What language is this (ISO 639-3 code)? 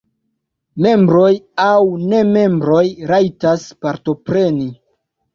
epo